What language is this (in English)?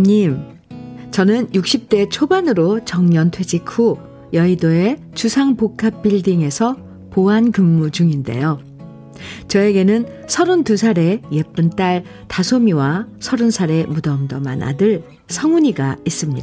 Korean